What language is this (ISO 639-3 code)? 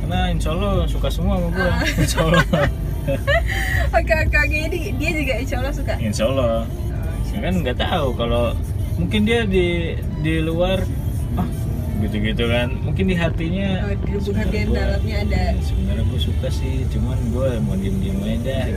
ind